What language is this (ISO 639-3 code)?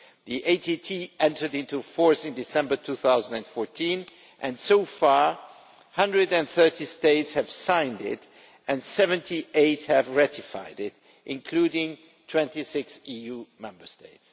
eng